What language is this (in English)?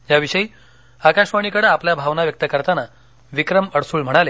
Marathi